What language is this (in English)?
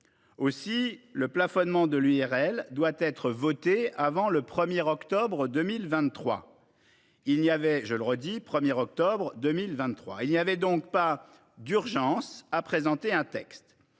French